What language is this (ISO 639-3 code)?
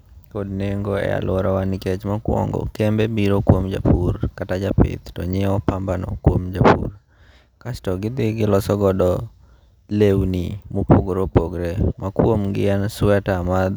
luo